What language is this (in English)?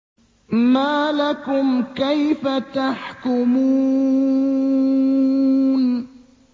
Arabic